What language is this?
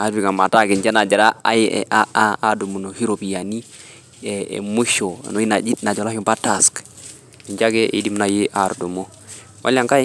Masai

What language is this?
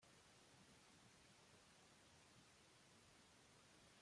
Chinese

